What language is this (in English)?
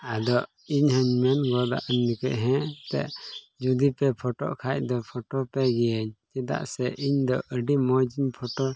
Santali